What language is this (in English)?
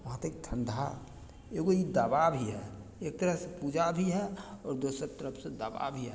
Maithili